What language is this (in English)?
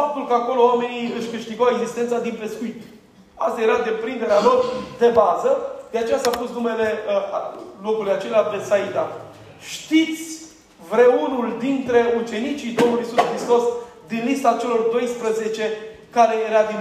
Romanian